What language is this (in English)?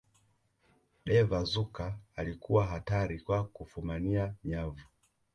Swahili